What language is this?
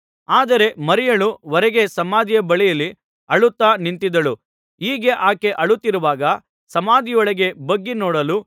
Kannada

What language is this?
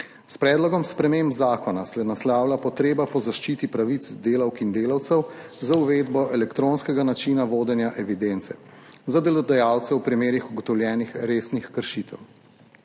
Slovenian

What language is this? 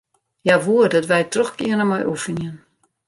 Western Frisian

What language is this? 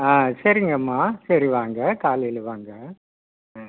Tamil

